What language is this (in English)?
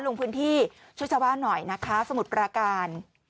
Thai